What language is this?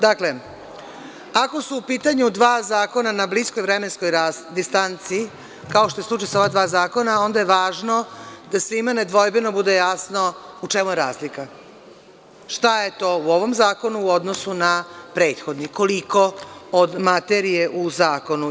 Serbian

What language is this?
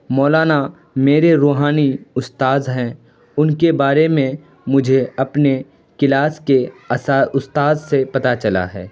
Urdu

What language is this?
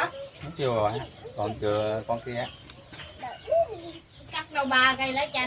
Vietnamese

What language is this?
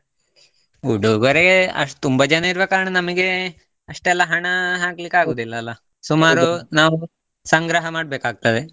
Kannada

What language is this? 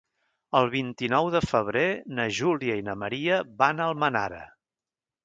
Catalan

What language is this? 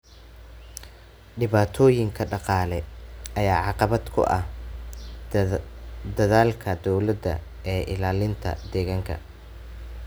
Somali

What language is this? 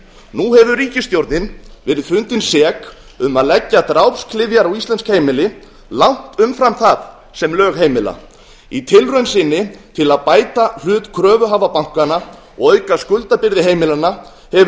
Icelandic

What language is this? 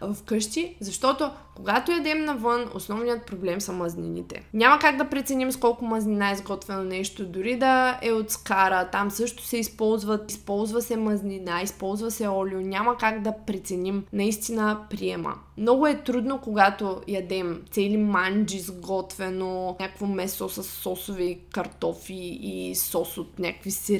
Bulgarian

